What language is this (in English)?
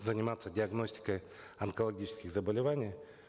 Kazakh